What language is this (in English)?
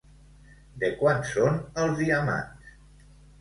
Catalan